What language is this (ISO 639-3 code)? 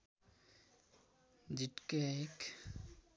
nep